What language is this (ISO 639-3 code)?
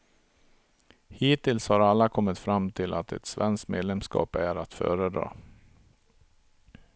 swe